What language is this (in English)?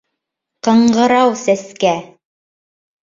Bashkir